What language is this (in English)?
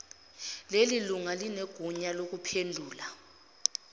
Zulu